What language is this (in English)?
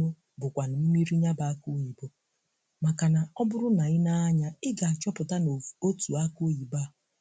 Igbo